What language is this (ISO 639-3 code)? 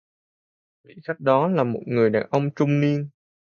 vie